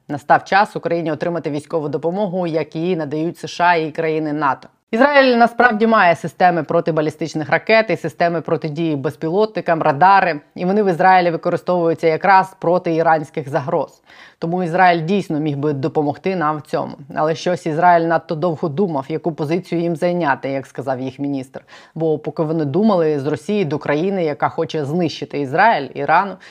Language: Ukrainian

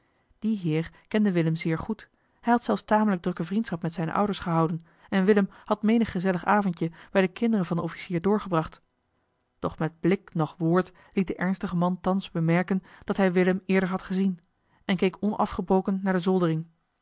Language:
Dutch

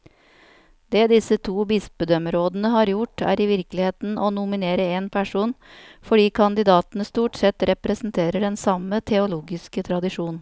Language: Norwegian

